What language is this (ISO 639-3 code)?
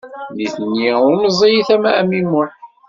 kab